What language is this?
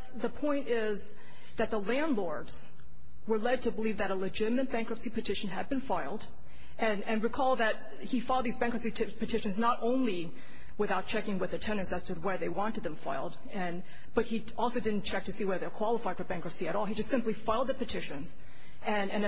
English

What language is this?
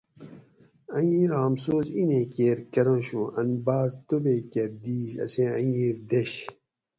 Gawri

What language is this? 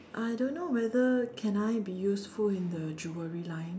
English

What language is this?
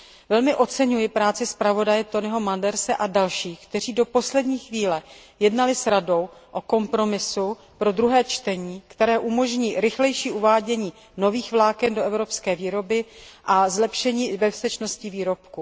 Czech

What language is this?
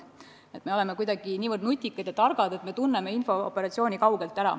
Estonian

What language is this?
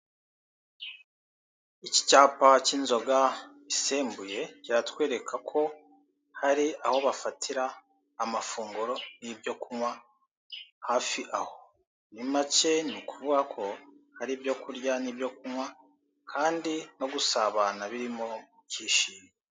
Kinyarwanda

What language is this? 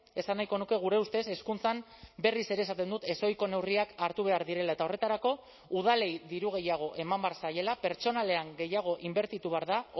Basque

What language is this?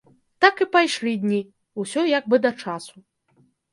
Belarusian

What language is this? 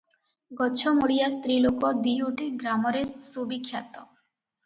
Odia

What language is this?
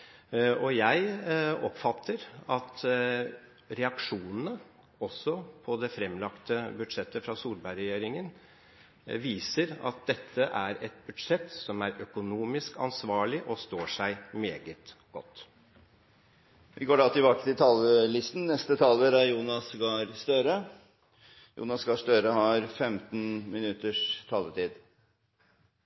Norwegian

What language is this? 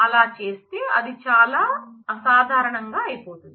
Telugu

